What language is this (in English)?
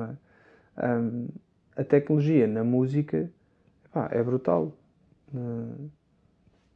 Portuguese